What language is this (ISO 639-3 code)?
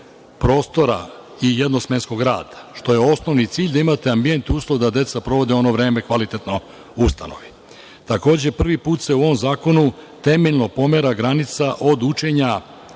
srp